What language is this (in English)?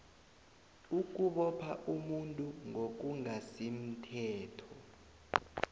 South Ndebele